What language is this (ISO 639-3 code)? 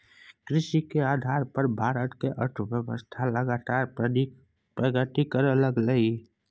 mai